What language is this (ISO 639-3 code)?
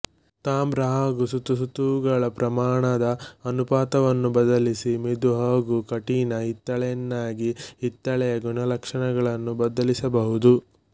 kan